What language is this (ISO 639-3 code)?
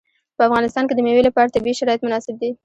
pus